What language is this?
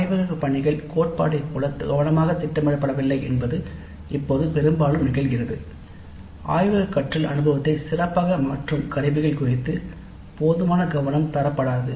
Tamil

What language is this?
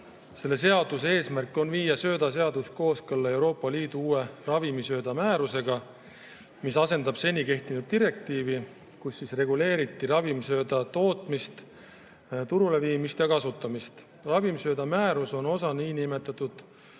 Estonian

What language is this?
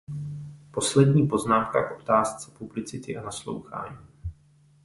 Czech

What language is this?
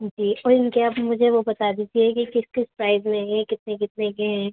Urdu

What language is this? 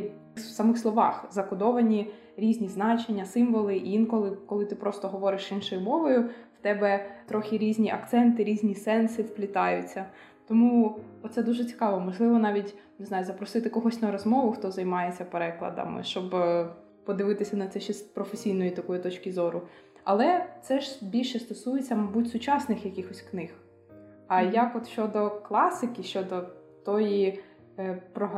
Ukrainian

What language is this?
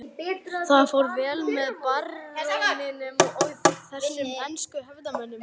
Icelandic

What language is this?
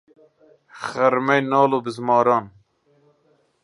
Central Kurdish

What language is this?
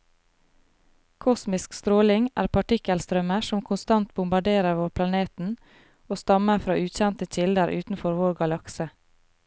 Norwegian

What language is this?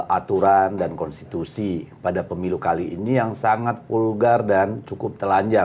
Indonesian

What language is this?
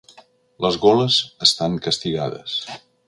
Catalan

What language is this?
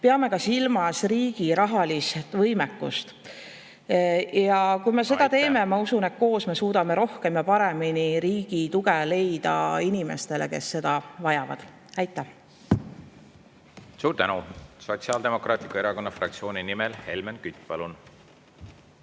Estonian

